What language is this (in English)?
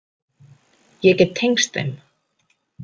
Icelandic